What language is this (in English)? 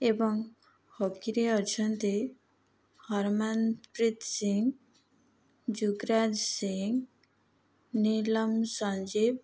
Odia